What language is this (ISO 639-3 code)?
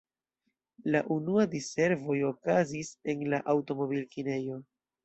epo